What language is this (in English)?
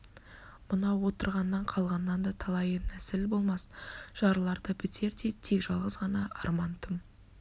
Kazakh